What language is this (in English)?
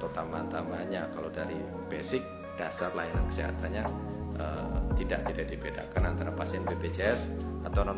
Indonesian